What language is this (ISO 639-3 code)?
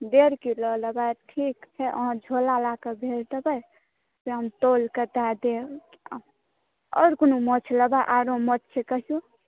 mai